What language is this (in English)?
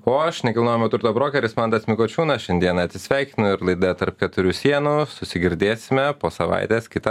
Lithuanian